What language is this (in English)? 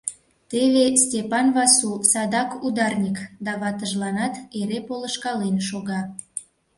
Mari